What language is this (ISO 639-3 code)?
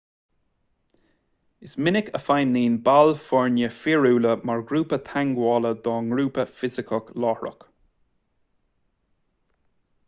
gle